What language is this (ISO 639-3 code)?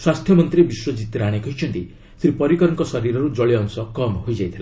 ori